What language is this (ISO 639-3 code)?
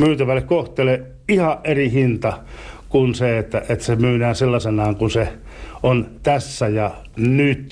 fin